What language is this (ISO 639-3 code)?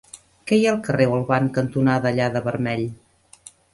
cat